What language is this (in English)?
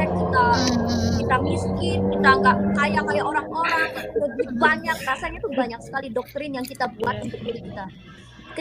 Indonesian